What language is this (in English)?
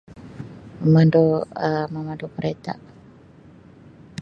Sabah Malay